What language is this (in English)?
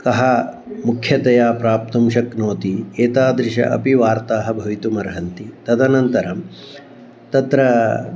Sanskrit